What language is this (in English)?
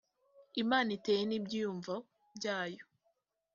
Kinyarwanda